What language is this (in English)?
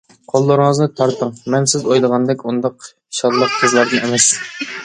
Uyghur